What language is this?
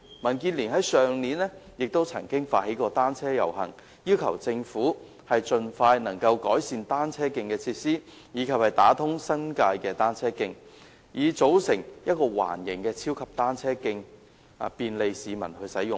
Cantonese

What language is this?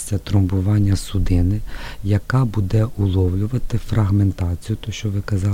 Ukrainian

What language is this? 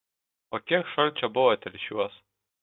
Lithuanian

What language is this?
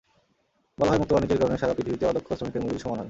Bangla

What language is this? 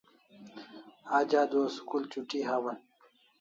Kalasha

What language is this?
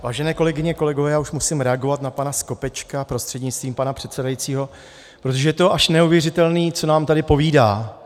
Czech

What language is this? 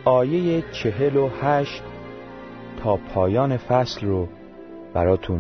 Persian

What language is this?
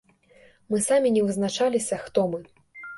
Belarusian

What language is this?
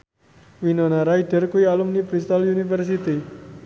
Javanese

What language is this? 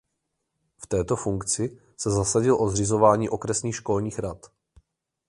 Czech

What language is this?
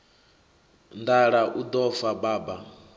Venda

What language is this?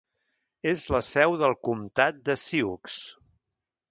Catalan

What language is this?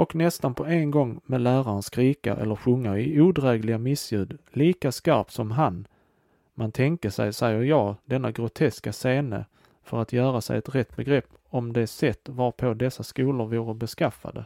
Swedish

